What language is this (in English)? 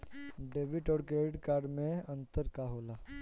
Bhojpuri